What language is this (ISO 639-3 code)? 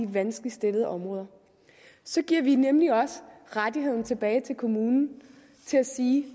dan